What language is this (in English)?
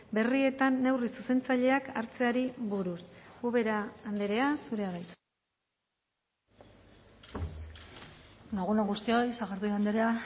Basque